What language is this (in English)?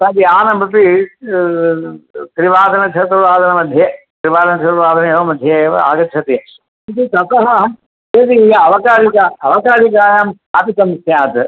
Sanskrit